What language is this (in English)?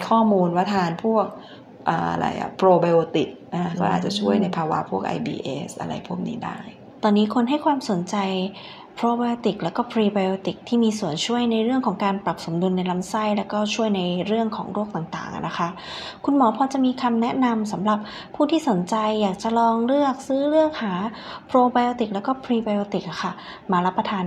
Thai